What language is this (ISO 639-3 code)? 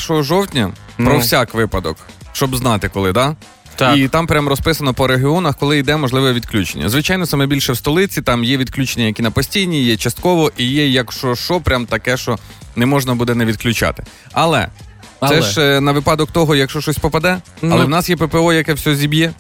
ukr